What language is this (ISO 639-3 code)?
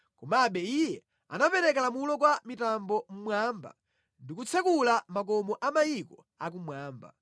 nya